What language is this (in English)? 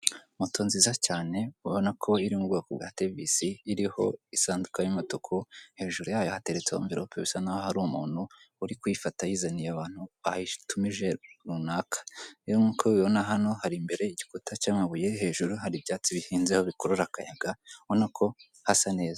Kinyarwanda